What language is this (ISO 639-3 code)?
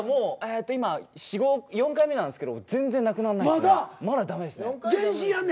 jpn